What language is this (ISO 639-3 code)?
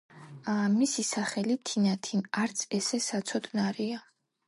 kat